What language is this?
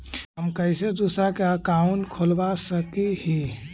Magahi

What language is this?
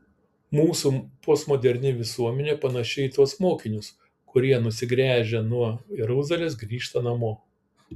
Lithuanian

